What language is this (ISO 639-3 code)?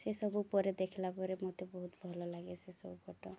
ori